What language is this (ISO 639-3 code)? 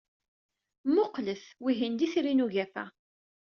kab